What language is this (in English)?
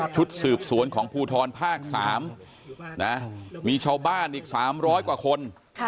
Thai